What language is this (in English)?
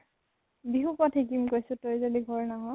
Assamese